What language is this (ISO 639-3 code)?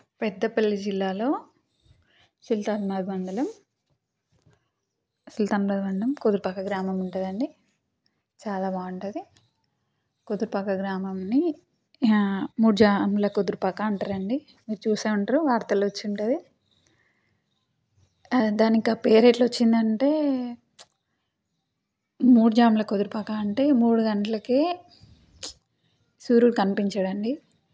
tel